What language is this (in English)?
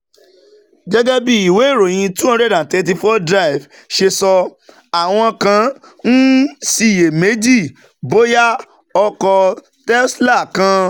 Yoruba